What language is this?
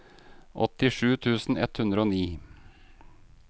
Norwegian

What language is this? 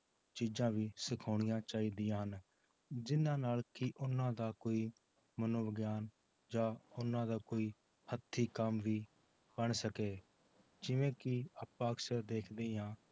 Punjabi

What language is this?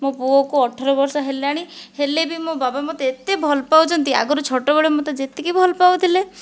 Odia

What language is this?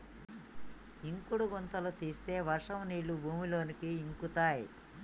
Telugu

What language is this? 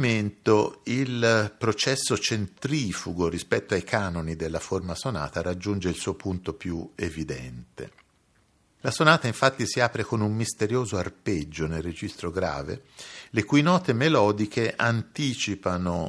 Italian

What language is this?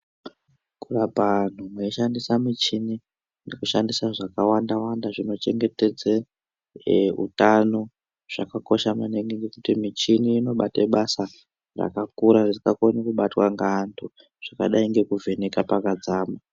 Ndau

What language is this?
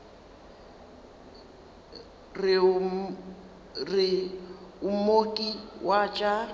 Northern Sotho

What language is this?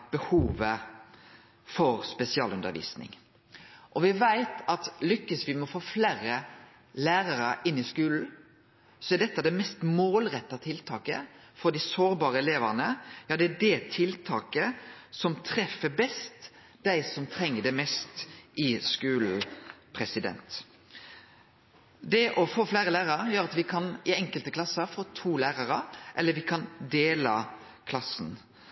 Norwegian Nynorsk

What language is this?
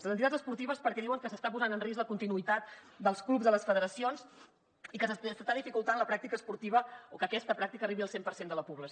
Catalan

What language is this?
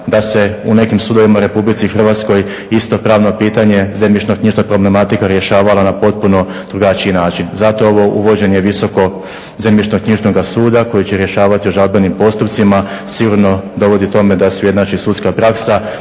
Croatian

